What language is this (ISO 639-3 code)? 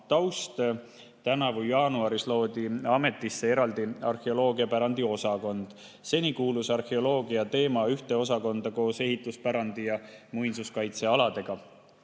est